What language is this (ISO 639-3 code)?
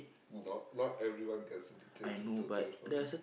eng